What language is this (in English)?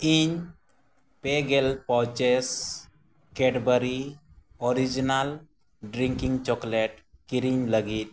Santali